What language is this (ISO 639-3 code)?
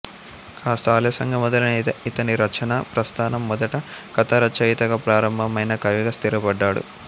tel